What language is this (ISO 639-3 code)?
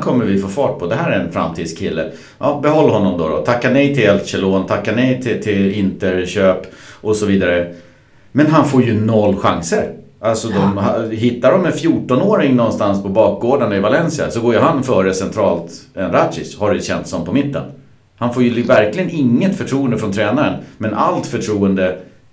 swe